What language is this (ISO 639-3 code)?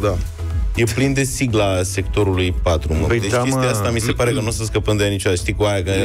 ron